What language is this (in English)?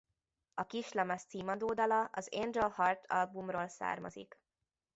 Hungarian